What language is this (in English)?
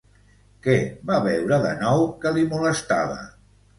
Catalan